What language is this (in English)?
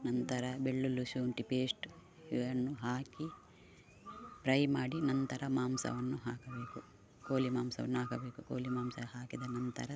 Kannada